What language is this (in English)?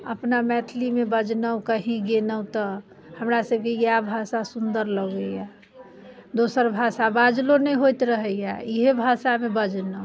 Maithili